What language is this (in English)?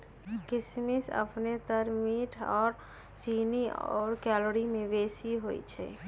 Magahi